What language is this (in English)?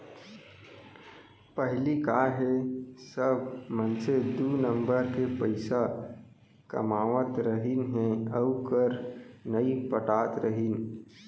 Chhattisgarhi